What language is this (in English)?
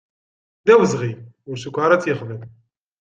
Kabyle